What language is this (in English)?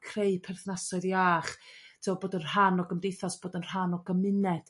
Welsh